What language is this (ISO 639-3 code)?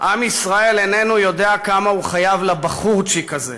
heb